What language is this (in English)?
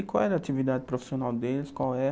Portuguese